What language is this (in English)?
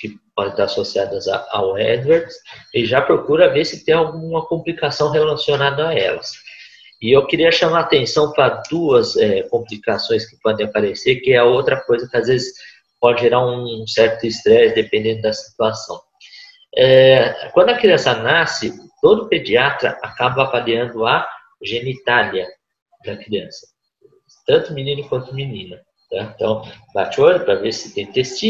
Portuguese